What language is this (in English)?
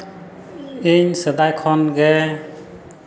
Santali